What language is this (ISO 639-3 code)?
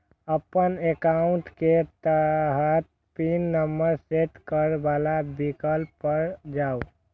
mai